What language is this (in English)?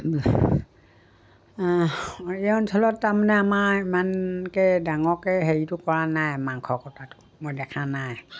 Assamese